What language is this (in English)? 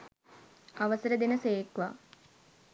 Sinhala